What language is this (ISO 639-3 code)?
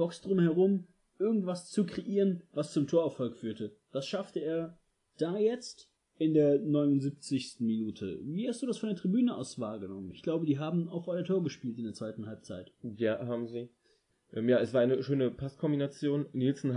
deu